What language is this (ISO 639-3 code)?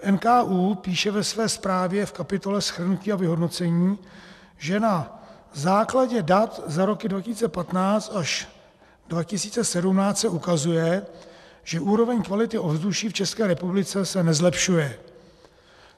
ces